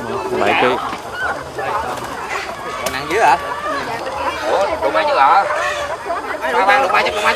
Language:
Vietnamese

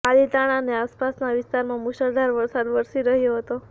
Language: Gujarati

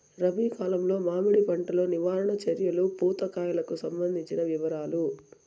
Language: Telugu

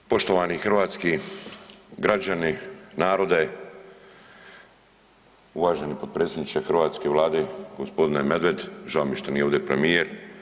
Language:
Croatian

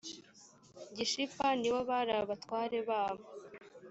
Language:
Kinyarwanda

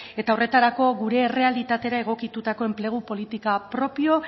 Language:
Basque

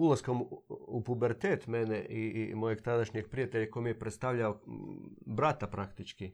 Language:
Croatian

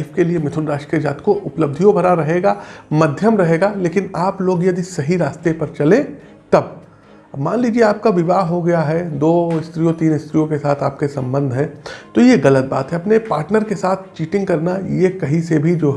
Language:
Hindi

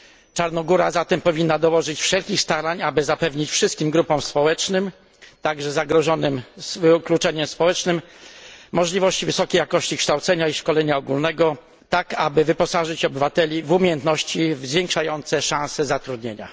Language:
Polish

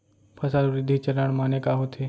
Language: Chhattisgarhi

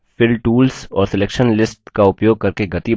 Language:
Hindi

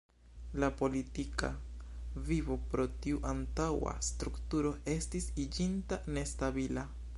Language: Esperanto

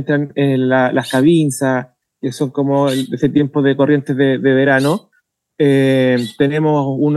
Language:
Spanish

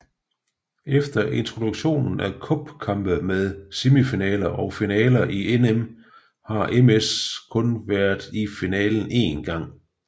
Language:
Danish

